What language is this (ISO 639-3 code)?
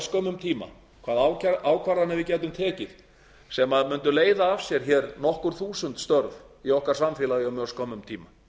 isl